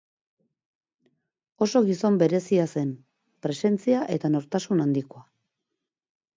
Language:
Basque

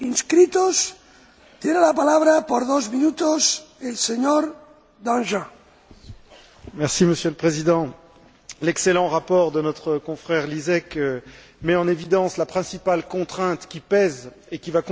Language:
French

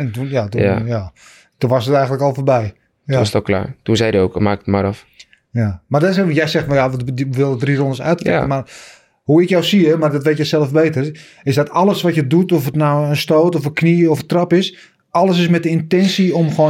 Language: Dutch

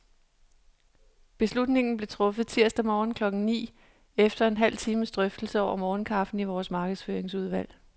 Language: Danish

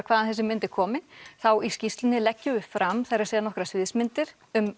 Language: Icelandic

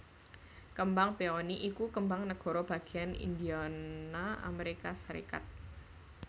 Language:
Javanese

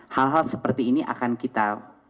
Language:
Indonesian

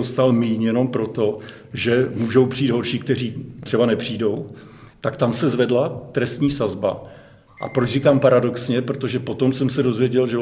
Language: Czech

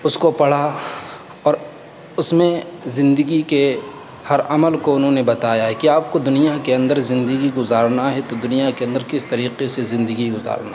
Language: Urdu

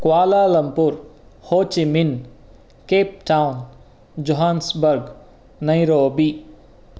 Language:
Sanskrit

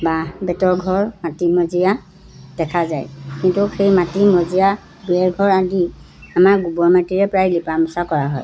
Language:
Assamese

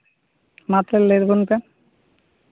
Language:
Santali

